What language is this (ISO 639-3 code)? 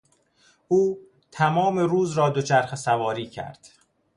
fas